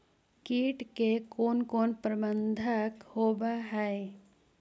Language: Magahi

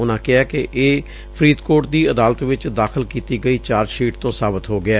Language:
Punjabi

